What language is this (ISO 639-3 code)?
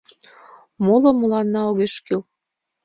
chm